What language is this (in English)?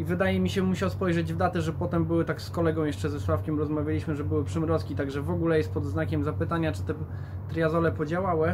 Polish